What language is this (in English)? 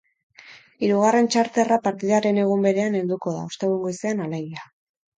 Basque